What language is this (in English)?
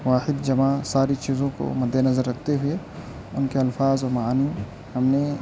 Urdu